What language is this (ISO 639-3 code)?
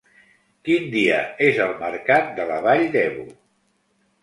cat